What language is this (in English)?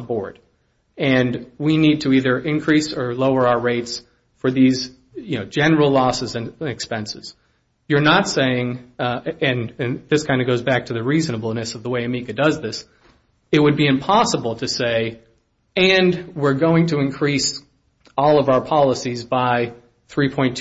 English